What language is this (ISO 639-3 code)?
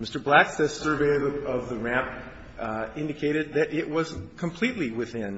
eng